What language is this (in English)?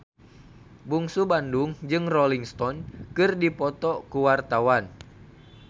Sundanese